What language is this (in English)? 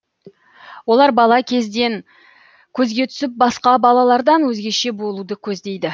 Kazakh